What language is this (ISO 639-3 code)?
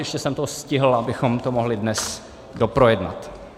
ces